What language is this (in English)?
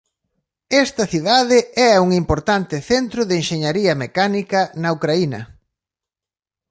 Galician